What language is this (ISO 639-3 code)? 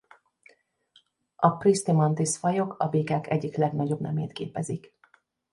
hun